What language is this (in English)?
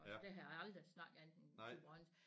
Danish